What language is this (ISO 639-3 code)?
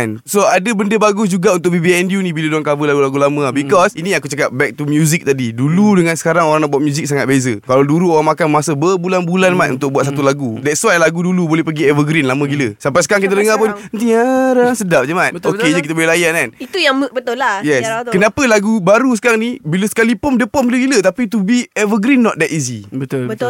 msa